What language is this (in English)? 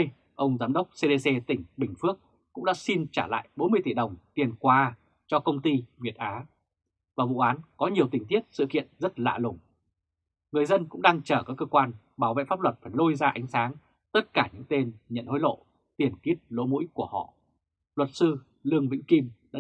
Vietnamese